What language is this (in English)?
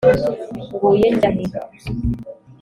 Kinyarwanda